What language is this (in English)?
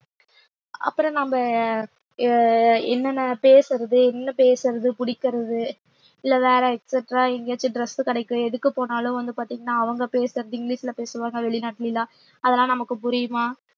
Tamil